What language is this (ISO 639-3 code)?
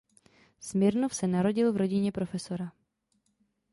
ces